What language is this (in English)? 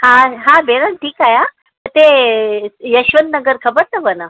Sindhi